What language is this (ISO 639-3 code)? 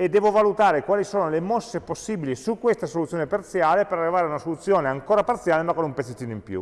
ita